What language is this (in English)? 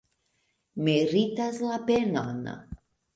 Esperanto